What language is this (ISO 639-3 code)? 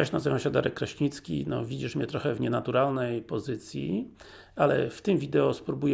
pol